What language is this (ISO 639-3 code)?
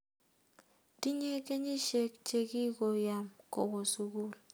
kln